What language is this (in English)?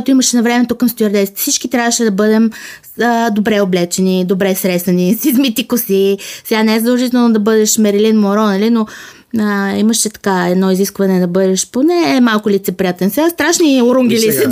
Bulgarian